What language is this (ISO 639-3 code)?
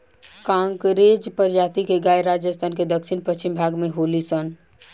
bho